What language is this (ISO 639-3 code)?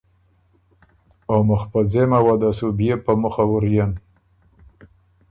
oru